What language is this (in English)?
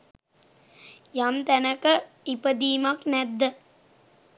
Sinhala